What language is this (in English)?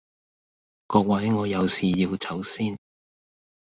Cantonese